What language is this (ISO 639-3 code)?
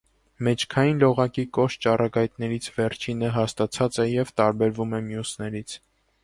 hye